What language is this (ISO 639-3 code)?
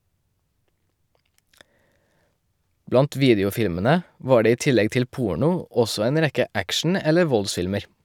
nor